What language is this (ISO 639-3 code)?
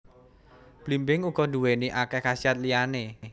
jav